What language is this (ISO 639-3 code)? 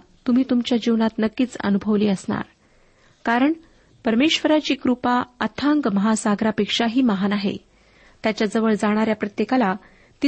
mar